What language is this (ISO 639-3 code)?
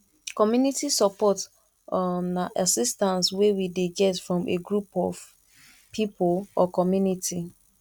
pcm